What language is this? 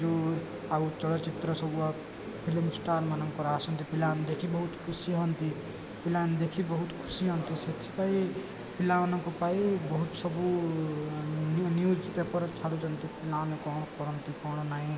Odia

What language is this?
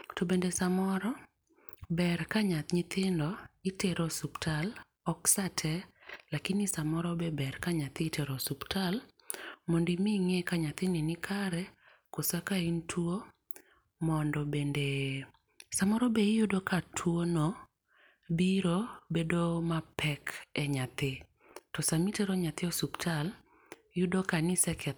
Luo (Kenya and Tanzania)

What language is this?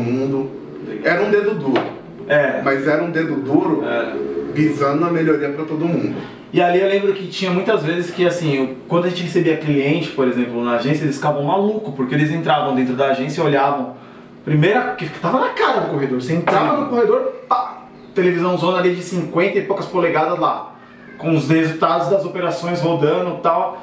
Portuguese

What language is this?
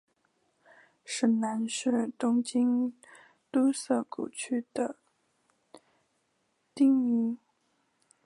Chinese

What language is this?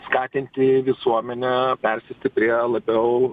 Lithuanian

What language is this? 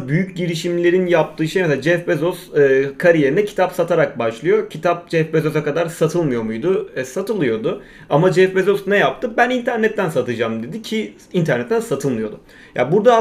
Turkish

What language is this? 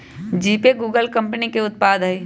Magahi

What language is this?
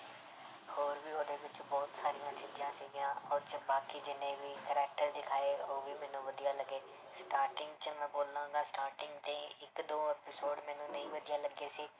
Punjabi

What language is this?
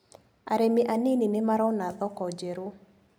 Kikuyu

